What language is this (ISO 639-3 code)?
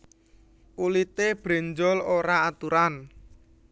jav